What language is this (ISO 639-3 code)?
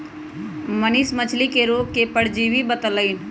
mag